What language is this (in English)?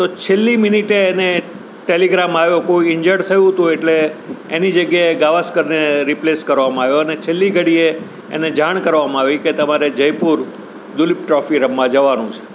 Gujarati